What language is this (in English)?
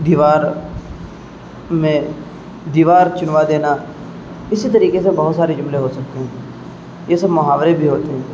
Urdu